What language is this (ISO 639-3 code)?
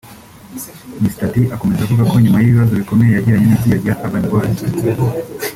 kin